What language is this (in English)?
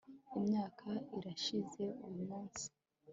Kinyarwanda